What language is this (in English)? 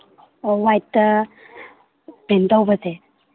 Manipuri